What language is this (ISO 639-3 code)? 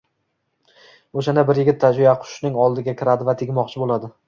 uzb